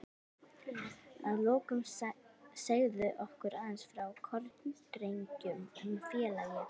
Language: Icelandic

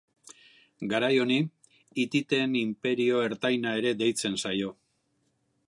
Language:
Basque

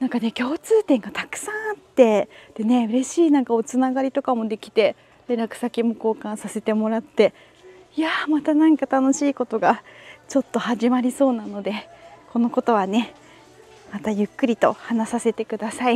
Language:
Japanese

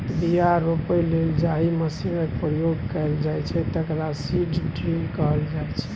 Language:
Maithili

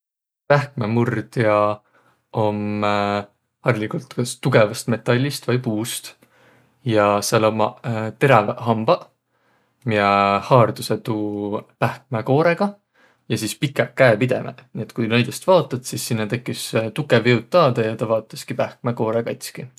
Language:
Võro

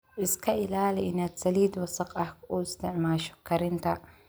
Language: Somali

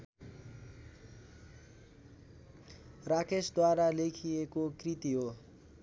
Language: Nepali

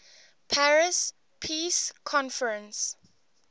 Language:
English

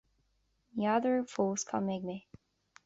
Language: Irish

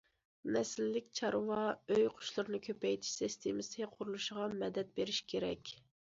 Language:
Uyghur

